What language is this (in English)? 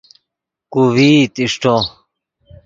Yidgha